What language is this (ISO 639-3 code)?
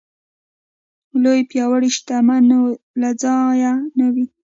pus